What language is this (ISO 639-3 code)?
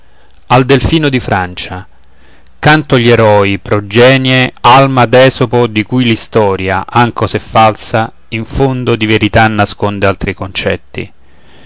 ita